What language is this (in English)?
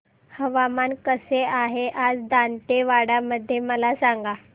Marathi